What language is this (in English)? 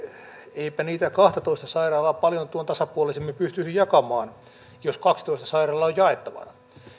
Finnish